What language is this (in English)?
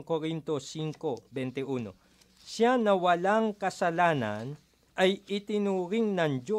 Filipino